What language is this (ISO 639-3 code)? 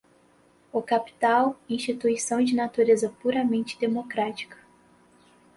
por